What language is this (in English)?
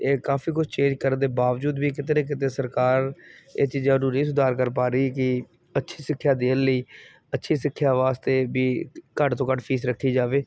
Punjabi